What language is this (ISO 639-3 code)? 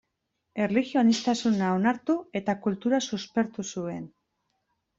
eus